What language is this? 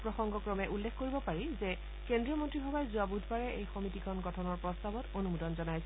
Assamese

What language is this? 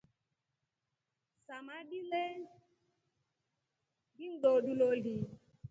Rombo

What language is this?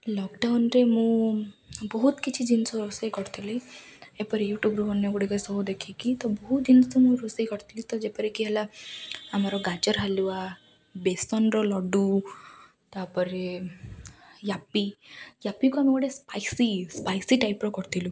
Odia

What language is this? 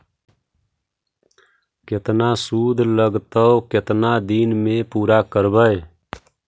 Magahi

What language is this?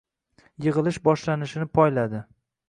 Uzbek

